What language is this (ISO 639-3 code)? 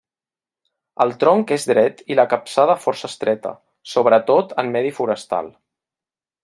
cat